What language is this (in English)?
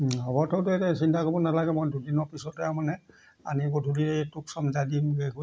Assamese